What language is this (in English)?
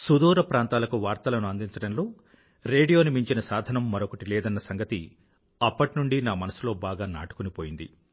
Telugu